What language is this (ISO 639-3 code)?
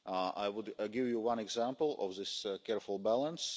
eng